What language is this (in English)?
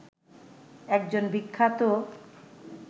Bangla